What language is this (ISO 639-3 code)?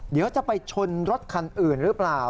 tha